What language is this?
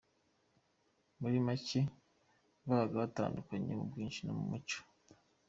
Kinyarwanda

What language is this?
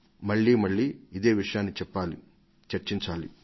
Telugu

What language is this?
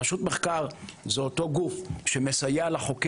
Hebrew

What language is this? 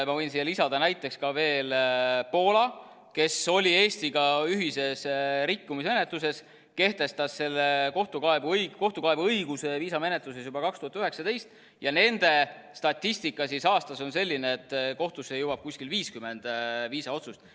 Estonian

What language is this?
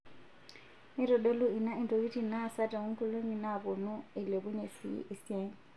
Masai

